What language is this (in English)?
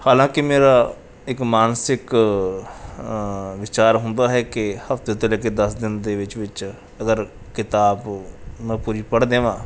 Punjabi